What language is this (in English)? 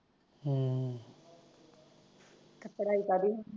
Punjabi